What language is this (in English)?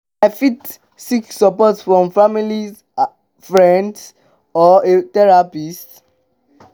Nigerian Pidgin